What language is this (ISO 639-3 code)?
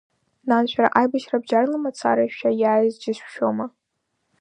abk